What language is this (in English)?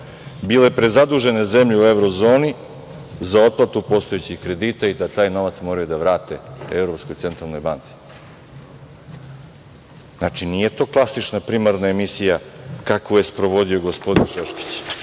Serbian